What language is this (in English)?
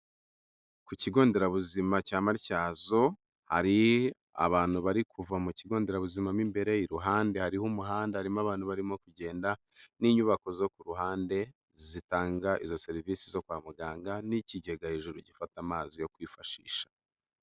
Kinyarwanda